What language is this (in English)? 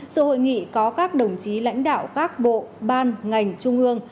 Vietnamese